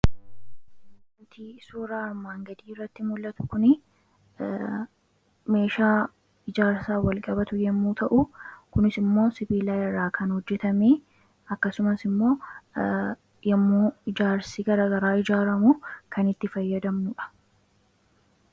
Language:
Oromo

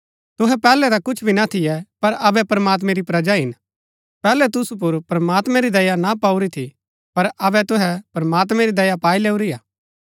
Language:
Gaddi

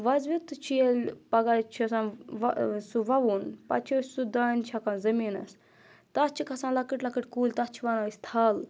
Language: Kashmiri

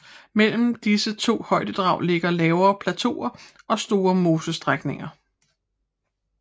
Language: Danish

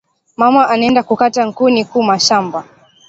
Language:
Swahili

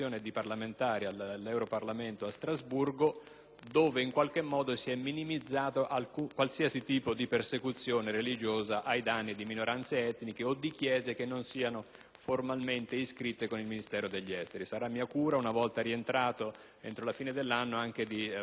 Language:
Italian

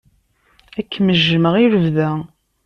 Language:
Kabyle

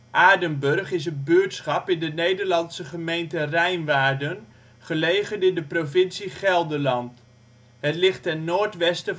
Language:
Dutch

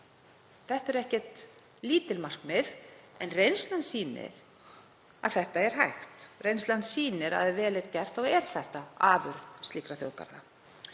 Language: Icelandic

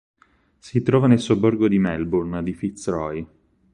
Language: Italian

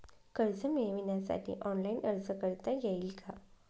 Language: Marathi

